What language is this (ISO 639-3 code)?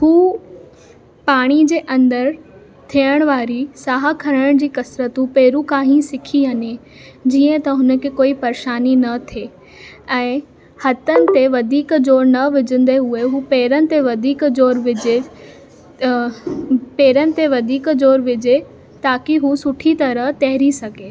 snd